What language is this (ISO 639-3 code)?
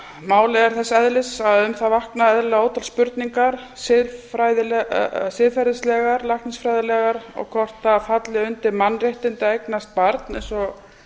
isl